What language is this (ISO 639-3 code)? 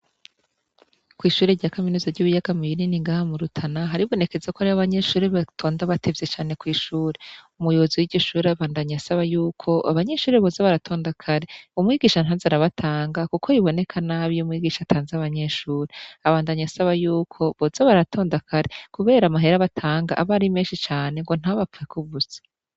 run